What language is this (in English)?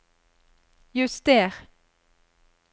Norwegian